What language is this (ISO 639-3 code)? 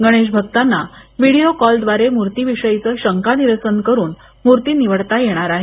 mar